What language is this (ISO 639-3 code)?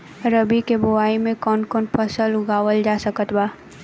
bho